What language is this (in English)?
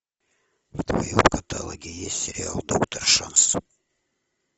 Russian